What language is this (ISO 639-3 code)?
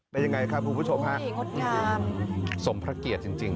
tha